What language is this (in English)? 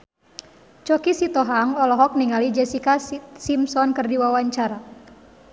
Sundanese